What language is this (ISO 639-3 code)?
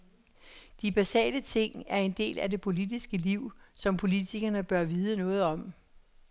dan